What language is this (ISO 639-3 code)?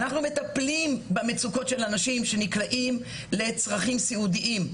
heb